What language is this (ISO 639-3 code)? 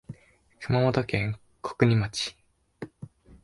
jpn